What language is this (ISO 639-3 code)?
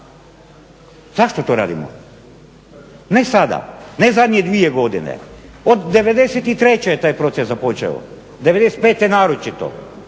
hrv